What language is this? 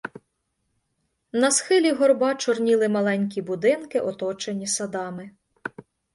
Ukrainian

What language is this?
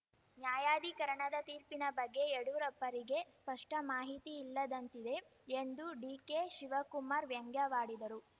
Kannada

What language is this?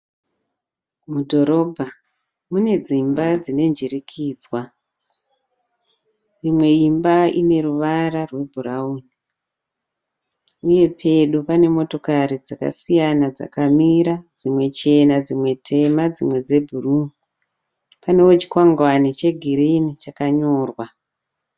Shona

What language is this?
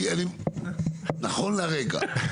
Hebrew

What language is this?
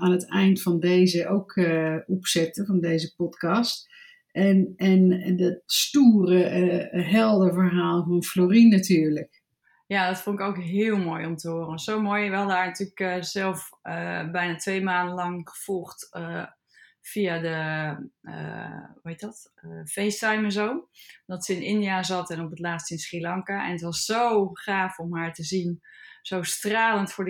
Dutch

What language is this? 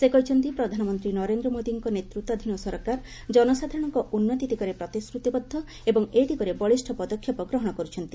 Odia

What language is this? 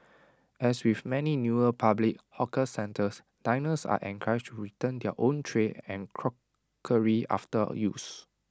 English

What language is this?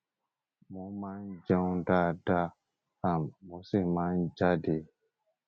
Yoruba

